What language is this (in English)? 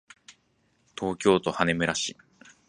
Japanese